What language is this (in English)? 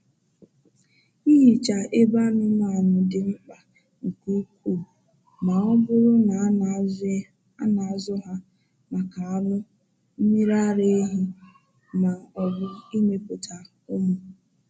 Igbo